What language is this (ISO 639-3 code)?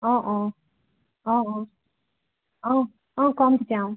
asm